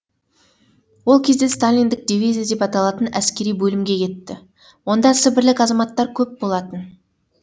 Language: Kazakh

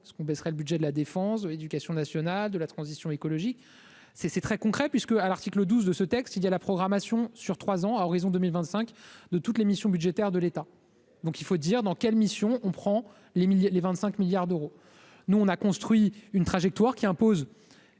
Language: French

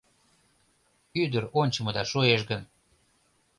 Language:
Mari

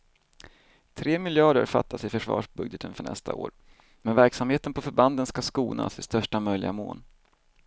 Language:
Swedish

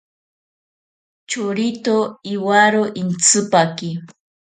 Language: Ashéninka Perené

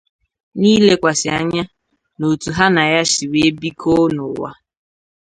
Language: Igbo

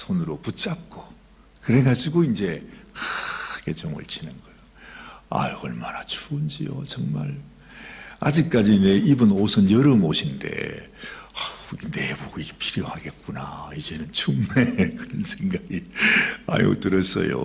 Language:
Korean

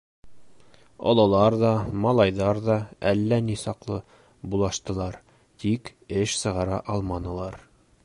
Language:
Bashkir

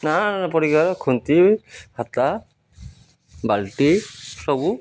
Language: Odia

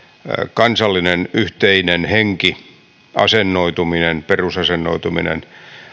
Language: Finnish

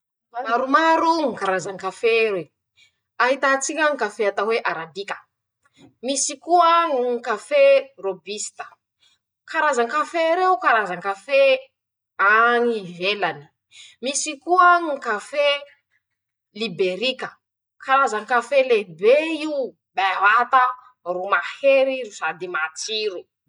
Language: Masikoro Malagasy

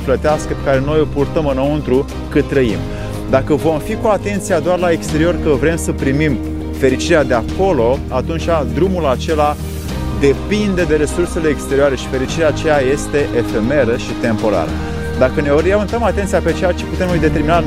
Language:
Romanian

